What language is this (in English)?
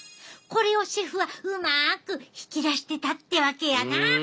Japanese